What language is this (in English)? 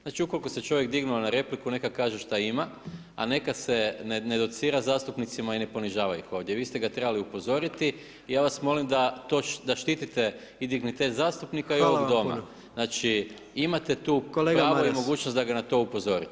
Croatian